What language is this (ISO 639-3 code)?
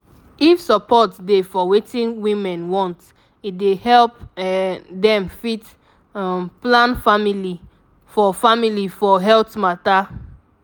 pcm